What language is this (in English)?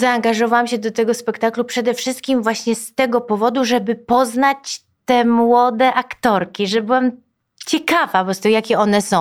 Polish